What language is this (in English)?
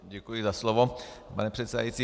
Czech